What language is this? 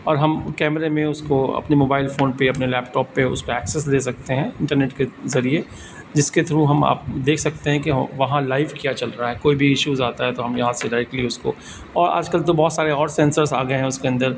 Urdu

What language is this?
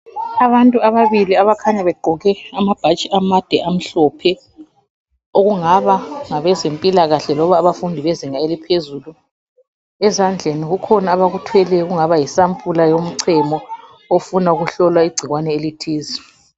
North Ndebele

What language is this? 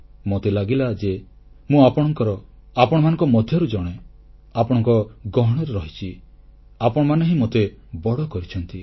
Odia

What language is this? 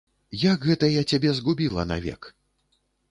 Belarusian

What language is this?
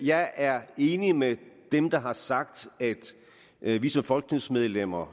Danish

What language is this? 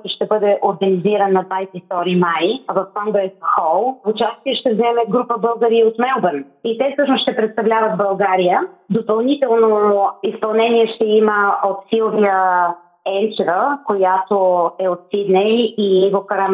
Bulgarian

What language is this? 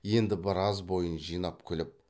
Kazakh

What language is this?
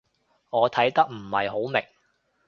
Cantonese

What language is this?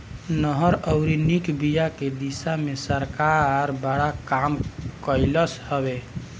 Bhojpuri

